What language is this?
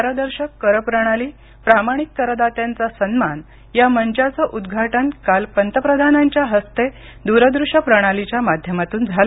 Marathi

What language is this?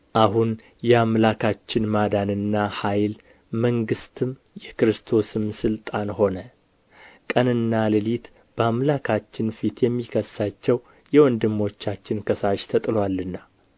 Amharic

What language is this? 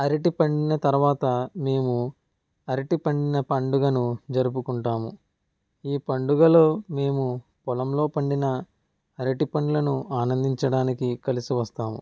Telugu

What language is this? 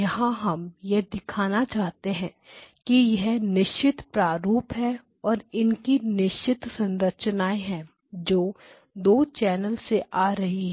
Hindi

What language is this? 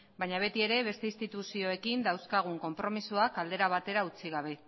Basque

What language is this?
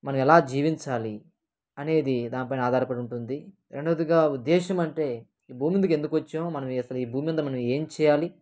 Telugu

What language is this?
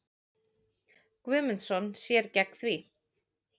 Icelandic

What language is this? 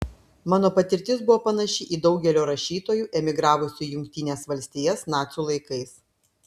Lithuanian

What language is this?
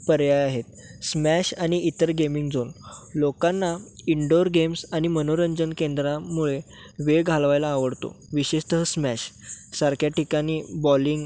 Marathi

